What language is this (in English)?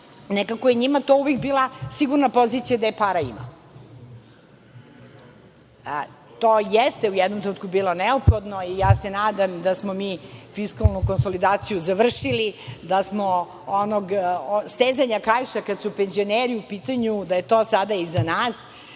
Serbian